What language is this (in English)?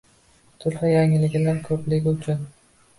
Uzbek